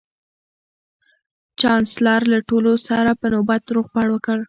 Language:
Pashto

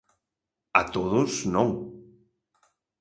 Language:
Galician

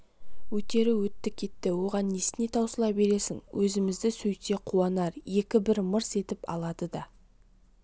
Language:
Kazakh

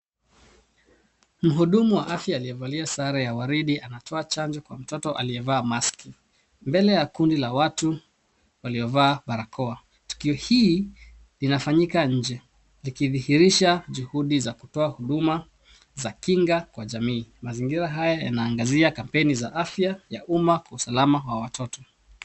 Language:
Swahili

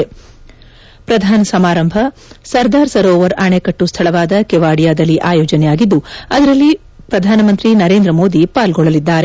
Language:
Kannada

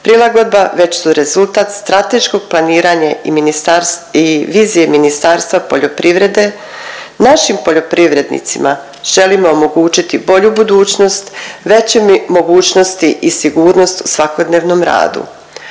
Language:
Croatian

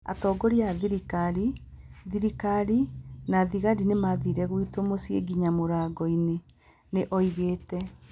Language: Kikuyu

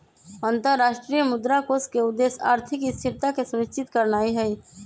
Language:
Magahi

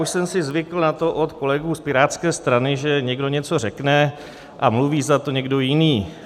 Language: Czech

